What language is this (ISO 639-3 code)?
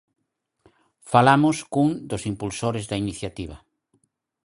glg